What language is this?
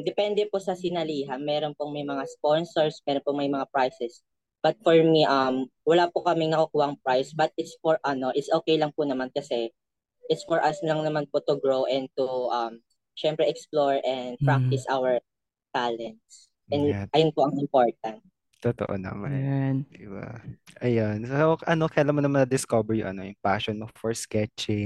Filipino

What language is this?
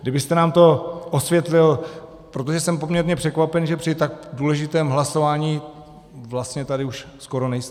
Czech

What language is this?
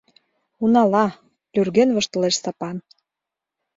Mari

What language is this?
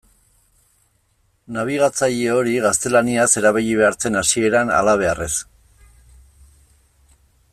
Basque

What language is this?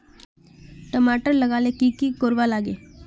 Magahi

